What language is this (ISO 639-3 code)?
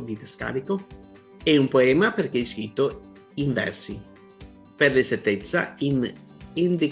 ita